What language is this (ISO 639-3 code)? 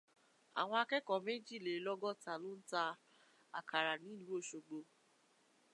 yor